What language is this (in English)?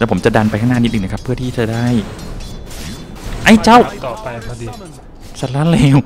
Thai